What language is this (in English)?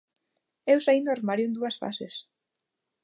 Galician